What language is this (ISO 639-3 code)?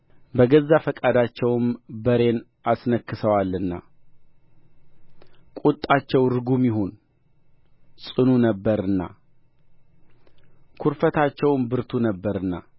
amh